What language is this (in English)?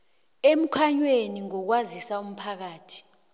South Ndebele